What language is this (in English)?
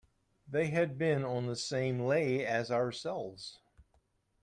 English